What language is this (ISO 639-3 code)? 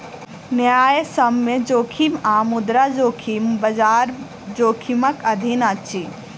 mai